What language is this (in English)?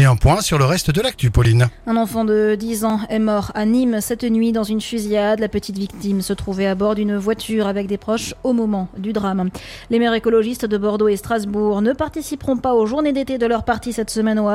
French